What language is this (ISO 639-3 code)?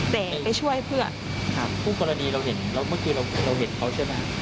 tha